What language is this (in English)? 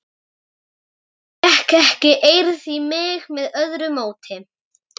Icelandic